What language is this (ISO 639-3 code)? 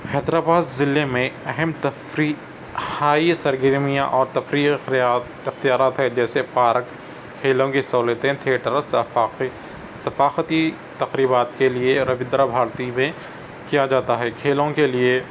urd